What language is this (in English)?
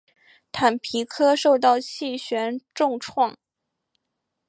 Chinese